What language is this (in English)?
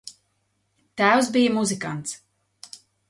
Latvian